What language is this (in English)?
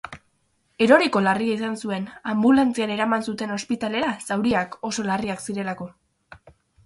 Basque